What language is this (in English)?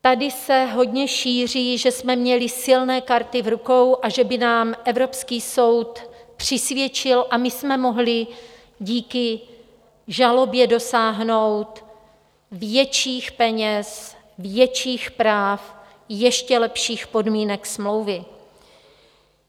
Czech